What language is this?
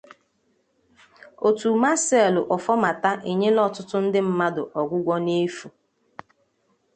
Igbo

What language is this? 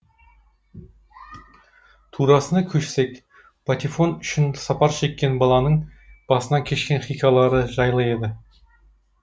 Kazakh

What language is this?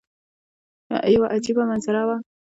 Pashto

